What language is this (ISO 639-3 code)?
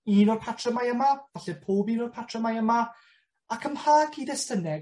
cym